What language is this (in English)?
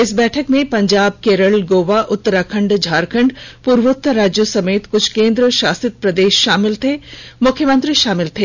Hindi